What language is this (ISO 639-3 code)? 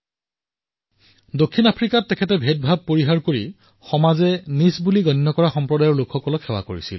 asm